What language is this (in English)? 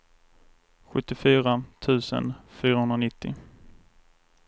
Swedish